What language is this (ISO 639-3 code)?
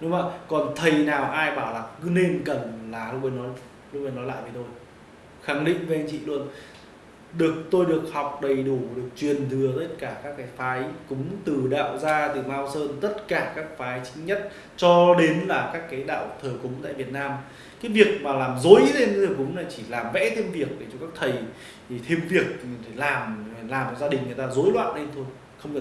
vie